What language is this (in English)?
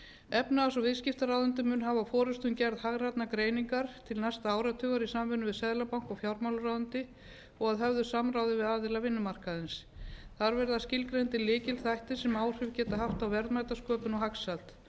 Icelandic